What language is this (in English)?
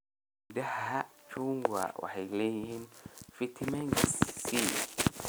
Somali